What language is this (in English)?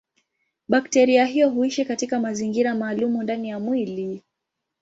Swahili